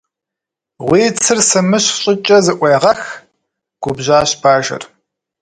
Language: Kabardian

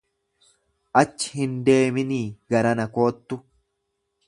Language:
Oromo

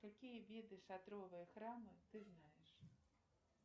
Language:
Russian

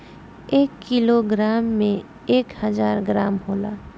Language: Bhojpuri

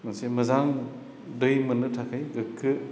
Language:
Bodo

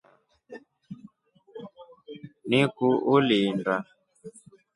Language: Rombo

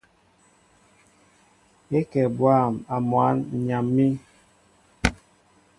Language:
Mbo (Cameroon)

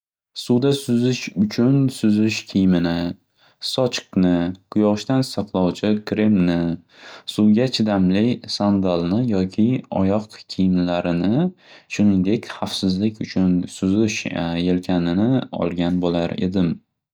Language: Uzbek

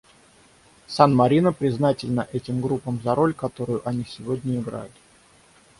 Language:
Russian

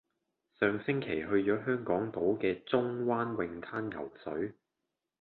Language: Cantonese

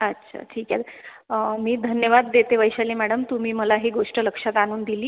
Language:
Marathi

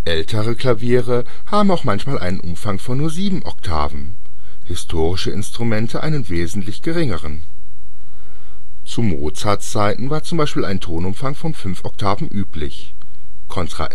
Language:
German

